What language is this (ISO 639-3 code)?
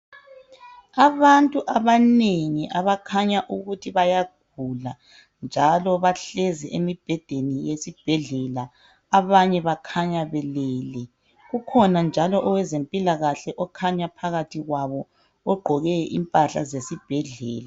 nde